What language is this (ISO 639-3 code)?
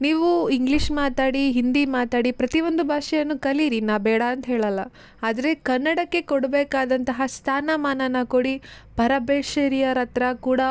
kan